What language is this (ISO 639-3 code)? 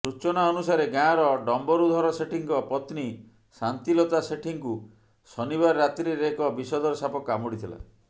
ori